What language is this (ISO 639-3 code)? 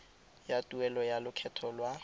tsn